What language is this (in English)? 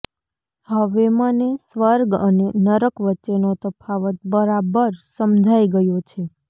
Gujarati